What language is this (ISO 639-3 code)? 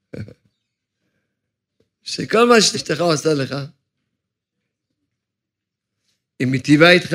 heb